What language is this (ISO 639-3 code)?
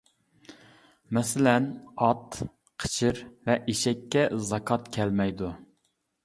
uig